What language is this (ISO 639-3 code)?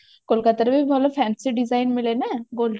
ori